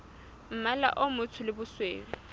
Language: Southern Sotho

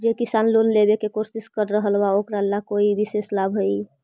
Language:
Magahi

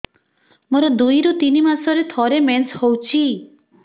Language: Odia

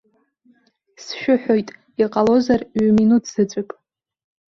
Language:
Abkhazian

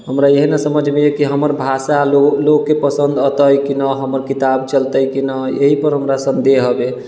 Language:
Maithili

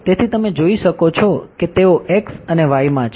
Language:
Gujarati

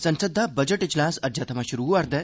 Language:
Dogri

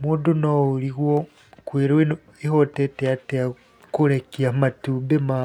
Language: Kikuyu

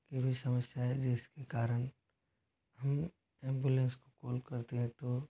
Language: Hindi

